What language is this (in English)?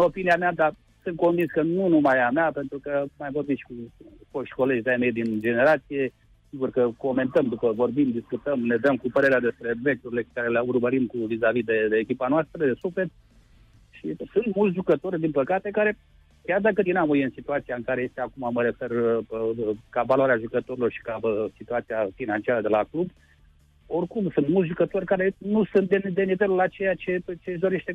Romanian